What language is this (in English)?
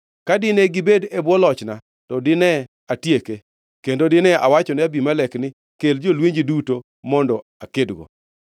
Luo (Kenya and Tanzania)